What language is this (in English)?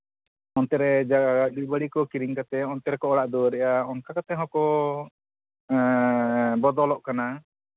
Santali